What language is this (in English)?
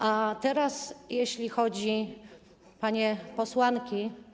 Polish